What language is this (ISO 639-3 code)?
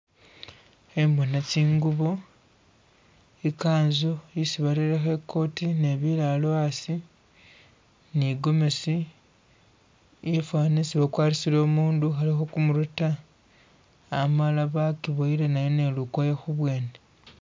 myx